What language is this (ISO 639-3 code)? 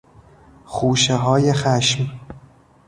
fas